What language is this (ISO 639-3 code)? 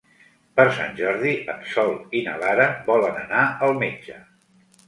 cat